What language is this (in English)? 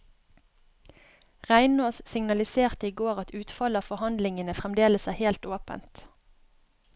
Norwegian